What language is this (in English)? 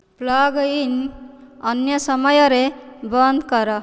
Odia